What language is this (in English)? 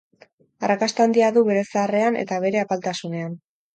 Basque